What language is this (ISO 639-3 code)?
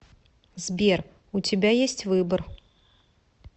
rus